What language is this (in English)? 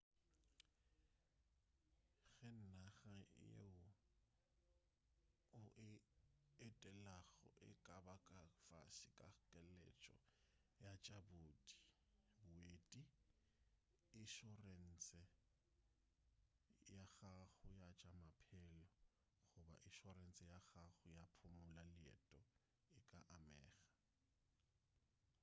Northern Sotho